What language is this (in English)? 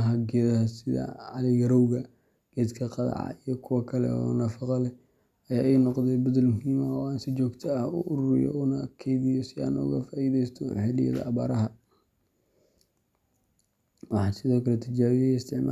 Somali